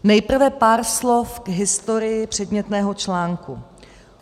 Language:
Czech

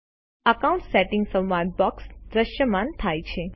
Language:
Gujarati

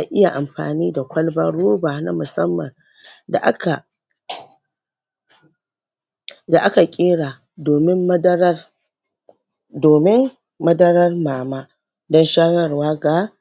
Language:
Hausa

